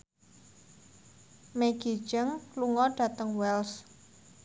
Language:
Javanese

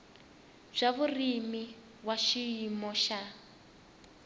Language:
Tsonga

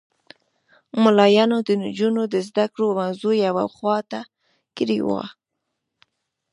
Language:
Pashto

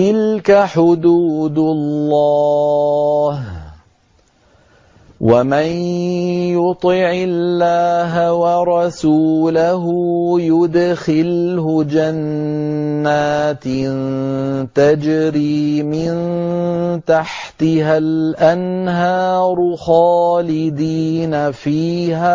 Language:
Arabic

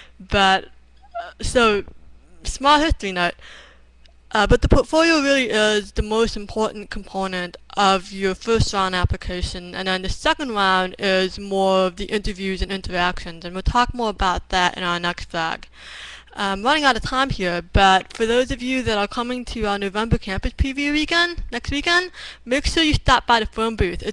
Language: English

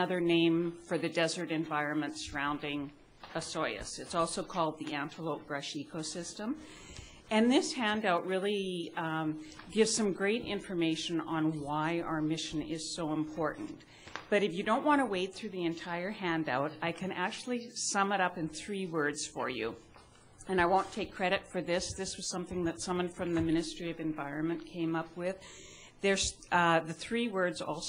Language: English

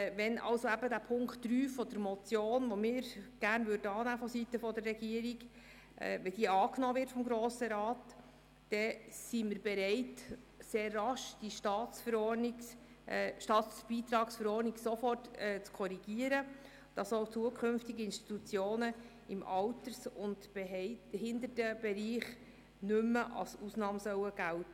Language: Swiss German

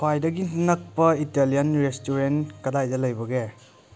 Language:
Manipuri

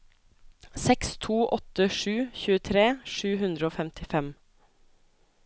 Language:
Norwegian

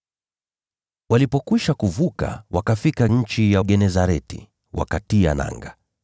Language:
Swahili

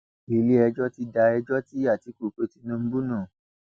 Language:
Yoruba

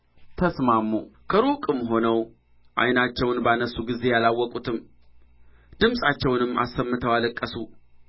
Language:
Amharic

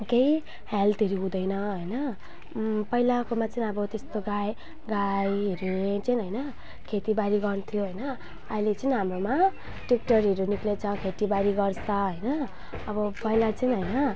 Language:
Nepali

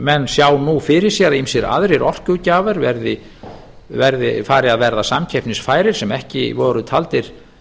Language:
Icelandic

